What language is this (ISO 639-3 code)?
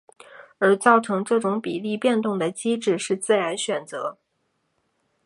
zho